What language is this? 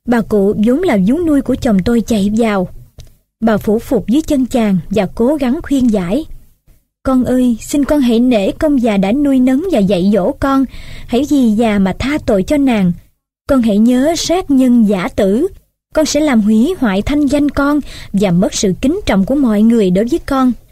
Vietnamese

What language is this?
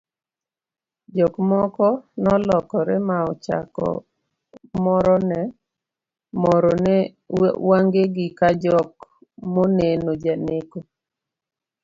Luo (Kenya and Tanzania)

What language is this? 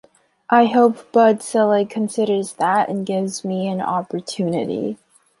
English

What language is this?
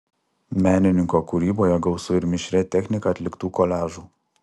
Lithuanian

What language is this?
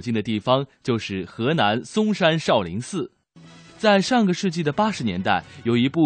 Chinese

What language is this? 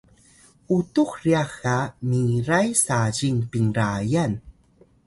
Atayal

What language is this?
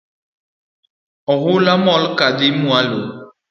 Luo (Kenya and Tanzania)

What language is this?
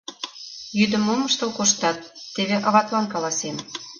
Mari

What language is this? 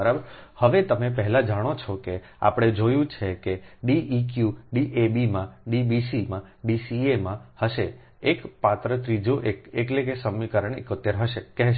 Gujarati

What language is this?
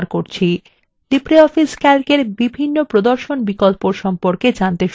Bangla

